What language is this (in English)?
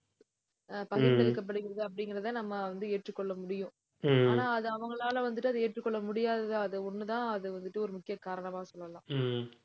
Tamil